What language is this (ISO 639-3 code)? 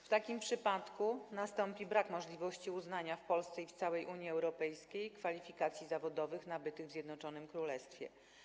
pol